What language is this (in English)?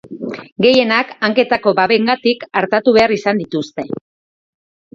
Basque